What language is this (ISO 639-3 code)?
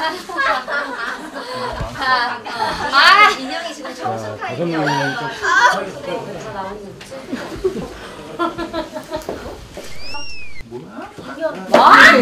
kor